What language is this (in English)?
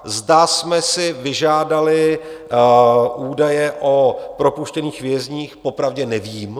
Czech